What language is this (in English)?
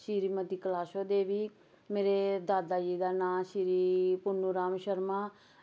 Dogri